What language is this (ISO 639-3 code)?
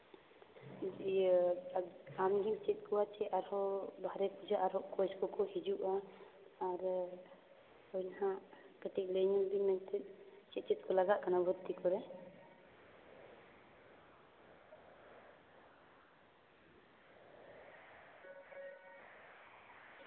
sat